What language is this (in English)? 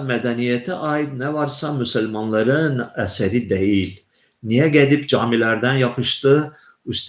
Turkish